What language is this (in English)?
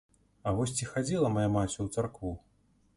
Belarusian